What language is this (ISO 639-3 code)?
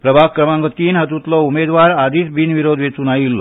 kok